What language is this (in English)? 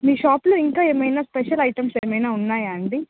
Telugu